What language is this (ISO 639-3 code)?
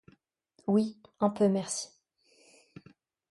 fra